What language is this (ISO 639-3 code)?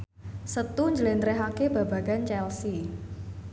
jav